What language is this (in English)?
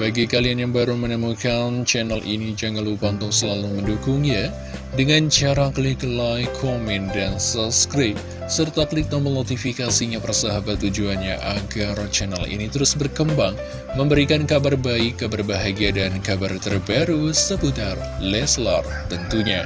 Indonesian